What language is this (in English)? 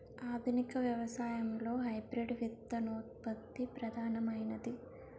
Telugu